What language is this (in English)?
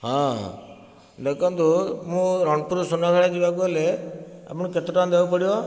Odia